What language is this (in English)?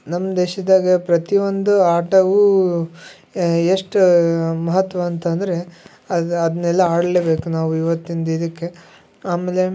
Kannada